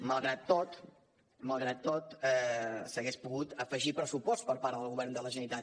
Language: Catalan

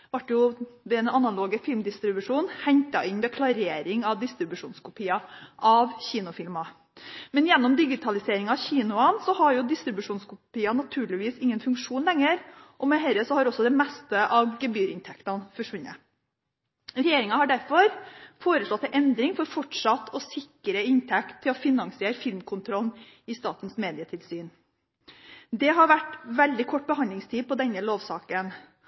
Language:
Norwegian Bokmål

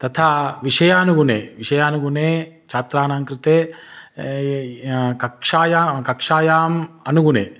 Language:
Sanskrit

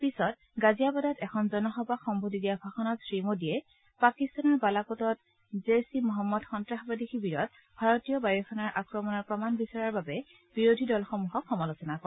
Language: Assamese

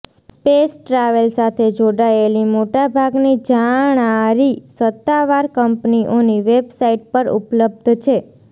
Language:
Gujarati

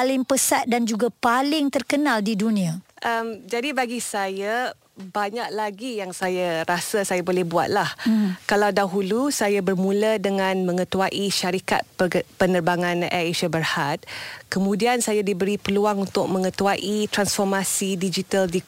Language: Malay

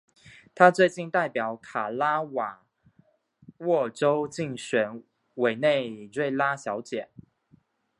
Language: Chinese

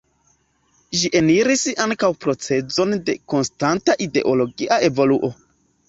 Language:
Esperanto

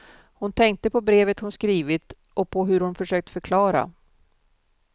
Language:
Swedish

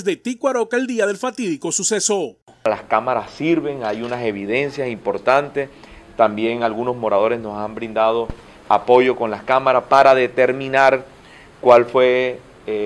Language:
Spanish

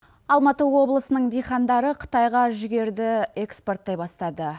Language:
Kazakh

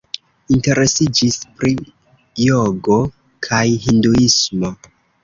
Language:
Esperanto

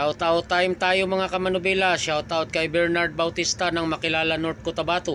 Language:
Filipino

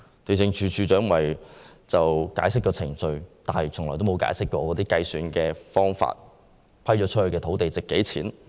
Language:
Cantonese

